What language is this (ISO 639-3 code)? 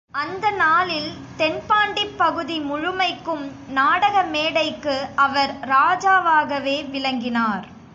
tam